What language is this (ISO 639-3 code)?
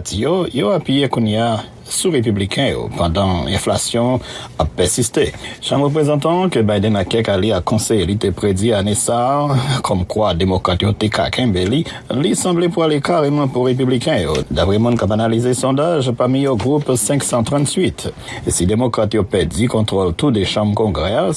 fra